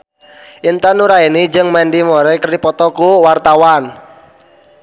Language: Sundanese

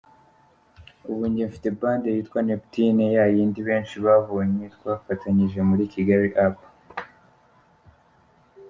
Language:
Kinyarwanda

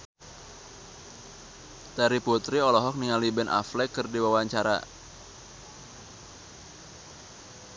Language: Sundanese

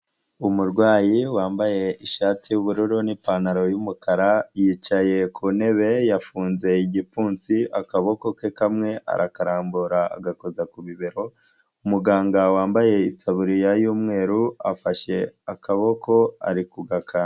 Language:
Kinyarwanda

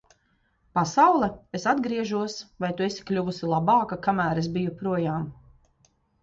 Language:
Latvian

